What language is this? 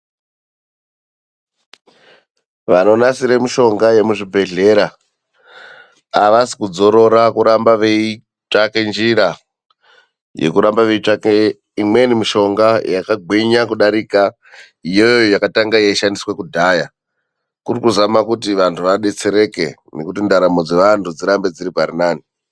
Ndau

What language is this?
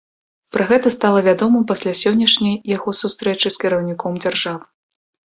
Belarusian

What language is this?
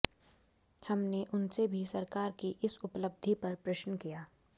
Hindi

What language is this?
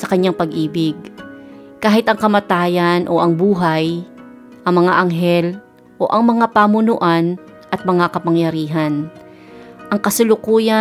Filipino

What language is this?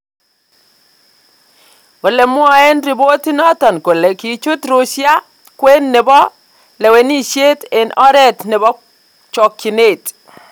Kalenjin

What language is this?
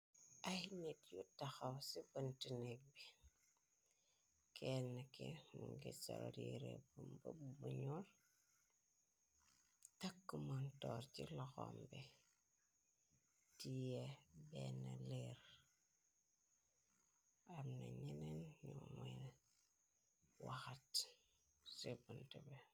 Wolof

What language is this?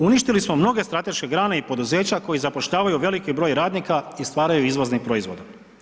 Croatian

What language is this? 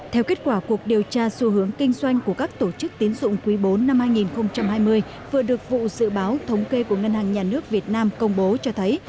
Vietnamese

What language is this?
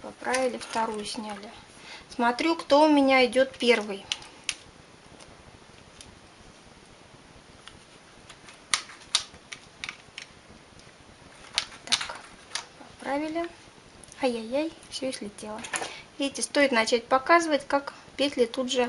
Russian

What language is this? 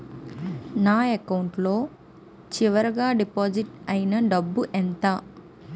Telugu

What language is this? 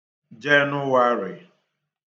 Igbo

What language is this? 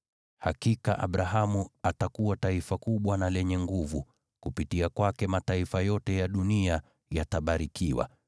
Swahili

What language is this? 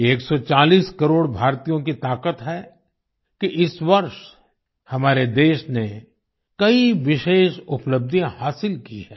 Hindi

